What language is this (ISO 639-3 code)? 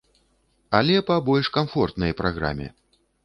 bel